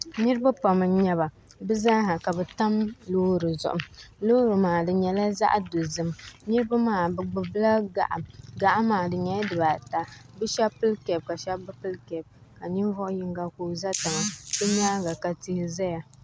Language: Dagbani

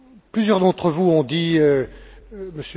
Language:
French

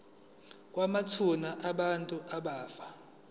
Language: Zulu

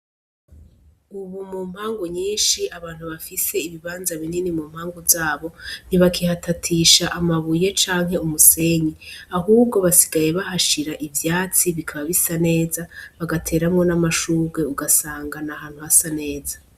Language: Rundi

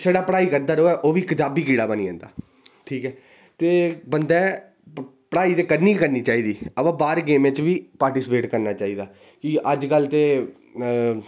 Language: Dogri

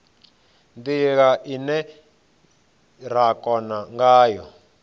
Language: Venda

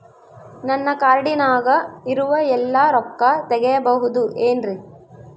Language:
Kannada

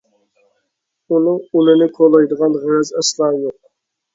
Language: Uyghur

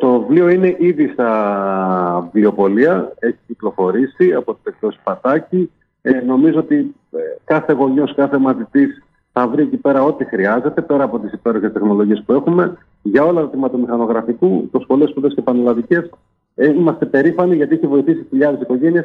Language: Greek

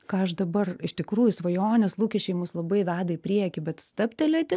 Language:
Lithuanian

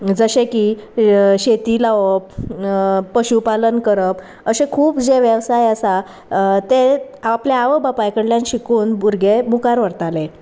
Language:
Konkani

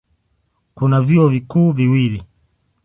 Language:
Swahili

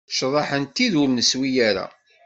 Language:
Kabyle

